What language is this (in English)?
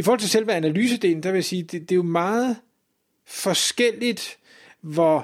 Danish